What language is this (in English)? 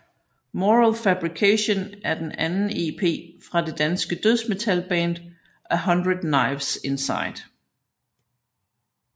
Danish